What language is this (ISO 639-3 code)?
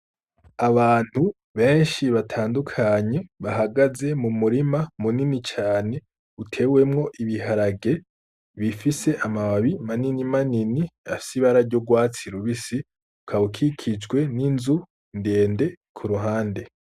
run